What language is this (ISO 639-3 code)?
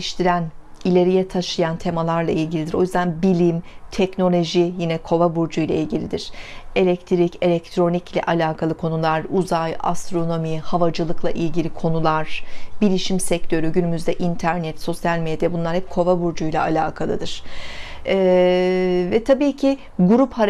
tur